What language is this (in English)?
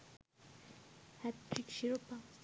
Bangla